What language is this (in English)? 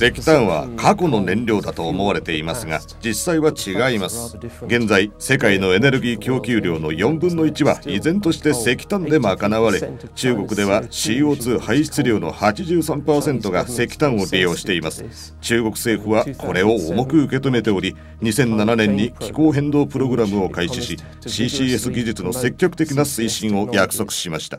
Japanese